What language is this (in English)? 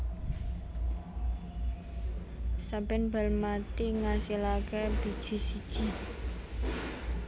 Javanese